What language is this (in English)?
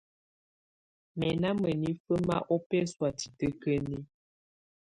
Tunen